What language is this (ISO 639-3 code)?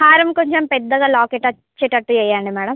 tel